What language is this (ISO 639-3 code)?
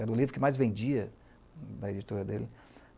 por